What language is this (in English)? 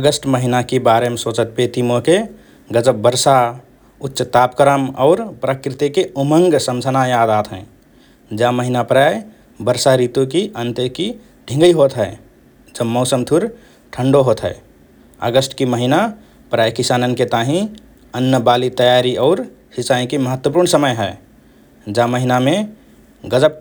Rana Tharu